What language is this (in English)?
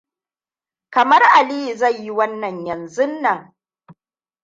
Hausa